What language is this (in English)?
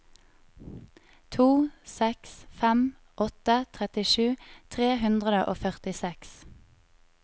Norwegian